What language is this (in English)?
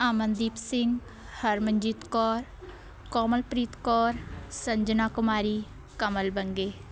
Punjabi